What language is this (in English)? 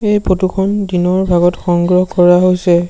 Assamese